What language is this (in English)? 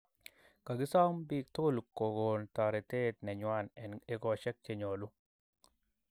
Kalenjin